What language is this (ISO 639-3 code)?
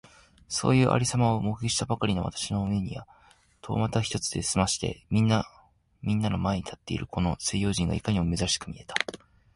jpn